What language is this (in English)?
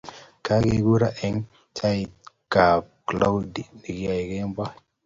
Kalenjin